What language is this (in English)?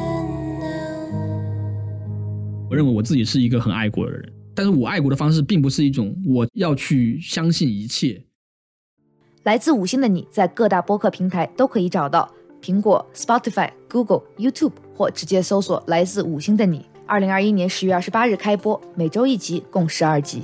Chinese